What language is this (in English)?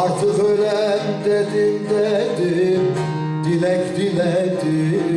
Turkish